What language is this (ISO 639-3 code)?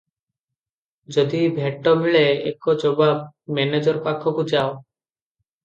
ori